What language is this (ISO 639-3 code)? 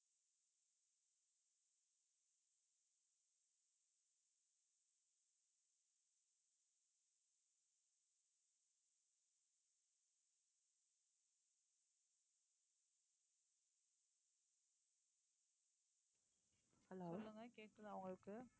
tam